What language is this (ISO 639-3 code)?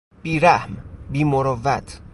fas